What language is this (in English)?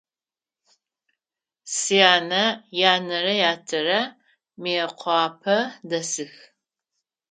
Adyghe